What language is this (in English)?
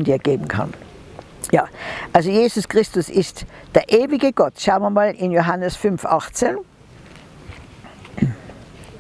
German